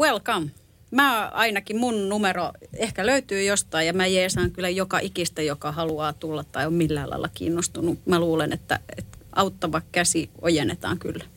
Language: Finnish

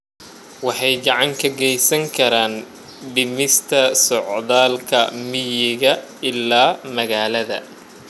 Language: Somali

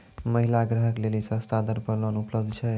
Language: Maithili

